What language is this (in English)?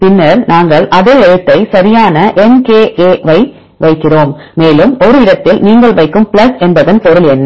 Tamil